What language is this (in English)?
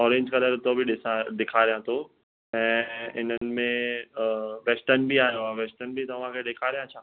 Sindhi